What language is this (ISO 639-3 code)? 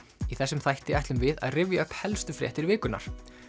isl